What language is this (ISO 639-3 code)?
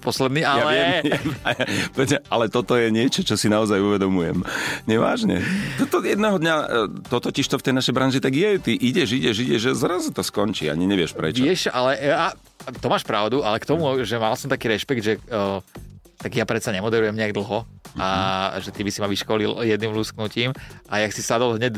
slk